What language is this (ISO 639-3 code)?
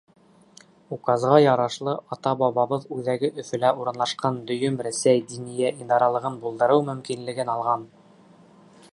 bak